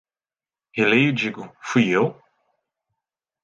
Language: Portuguese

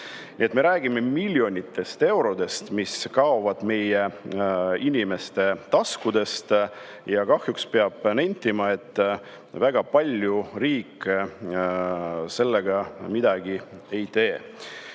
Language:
Estonian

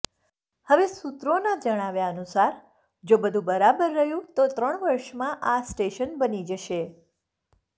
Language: Gujarati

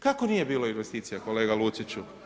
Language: Croatian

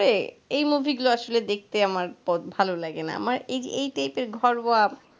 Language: Bangla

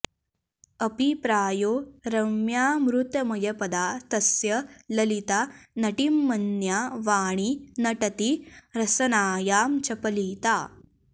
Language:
Sanskrit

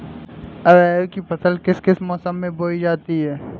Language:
Hindi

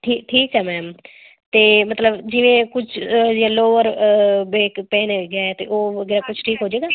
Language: Punjabi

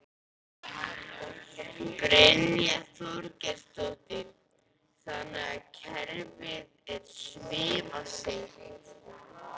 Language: Icelandic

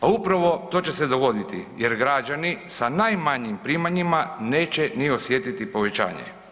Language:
Croatian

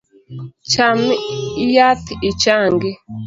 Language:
Luo (Kenya and Tanzania)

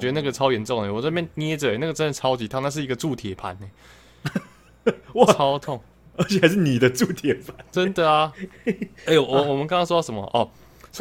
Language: Chinese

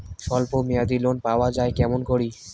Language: Bangla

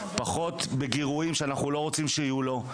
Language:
Hebrew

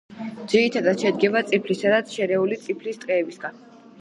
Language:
Georgian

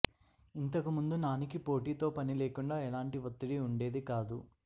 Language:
Telugu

